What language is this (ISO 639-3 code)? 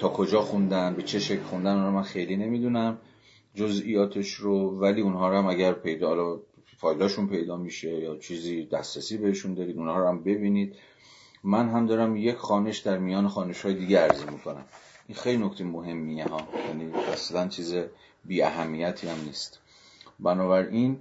fas